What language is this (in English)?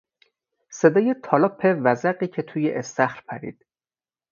Persian